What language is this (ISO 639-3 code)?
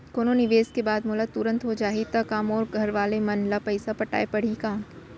hne